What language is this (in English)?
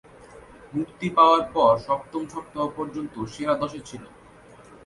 Bangla